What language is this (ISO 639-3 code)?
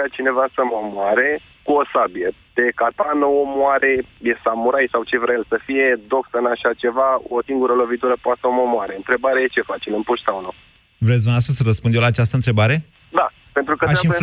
ron